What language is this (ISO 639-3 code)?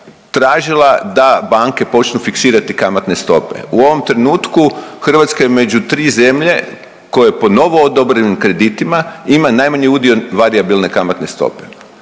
hrv